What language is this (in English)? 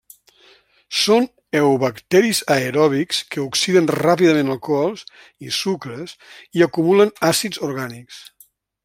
Catalan